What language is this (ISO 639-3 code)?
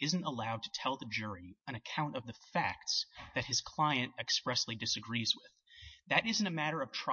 eng